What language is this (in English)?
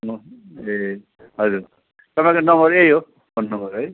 Nepali